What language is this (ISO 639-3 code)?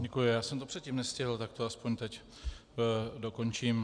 ces